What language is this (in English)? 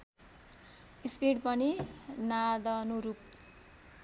Nepali